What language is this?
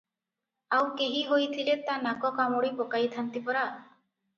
Odia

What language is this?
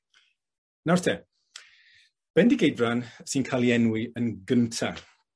Welsh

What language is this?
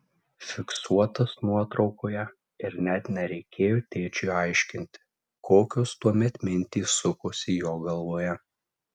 Lithuanian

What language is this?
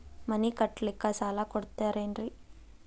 Kannada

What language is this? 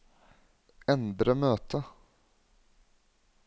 Norwegian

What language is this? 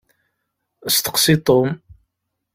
Kabyle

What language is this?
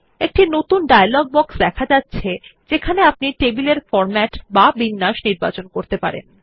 Bangla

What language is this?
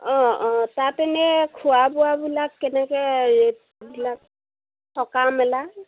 Assamese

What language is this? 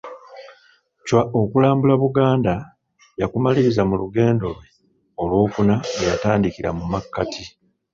Ganda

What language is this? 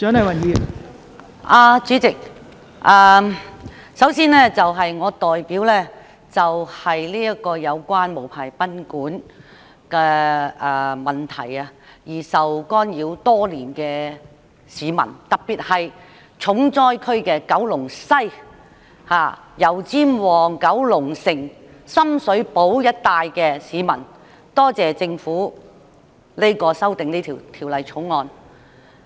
Cantonese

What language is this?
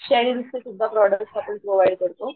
Marathi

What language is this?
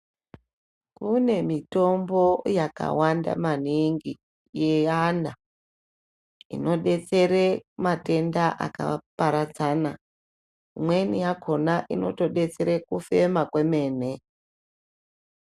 Ndau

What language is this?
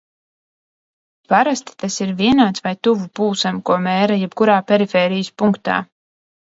Latvian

